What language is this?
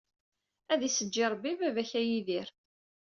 Kabyle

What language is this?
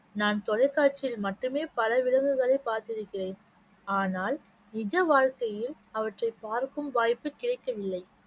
Tamil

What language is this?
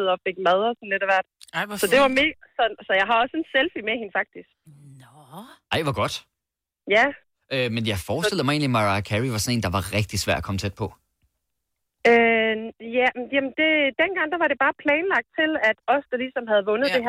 Danish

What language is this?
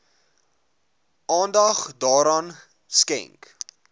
Afrikaans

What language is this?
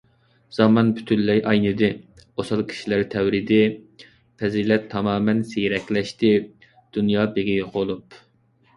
Uyghur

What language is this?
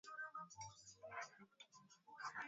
Swahili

